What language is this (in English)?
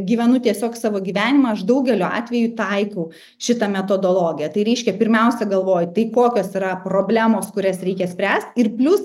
Lithuanian